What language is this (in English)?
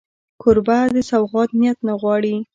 Pashto